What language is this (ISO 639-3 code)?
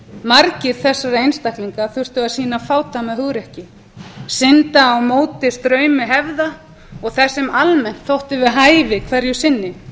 isl